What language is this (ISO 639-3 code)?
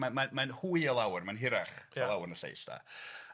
cym